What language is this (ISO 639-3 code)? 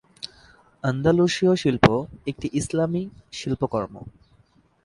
ben